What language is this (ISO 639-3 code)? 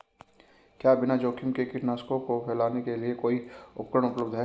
hin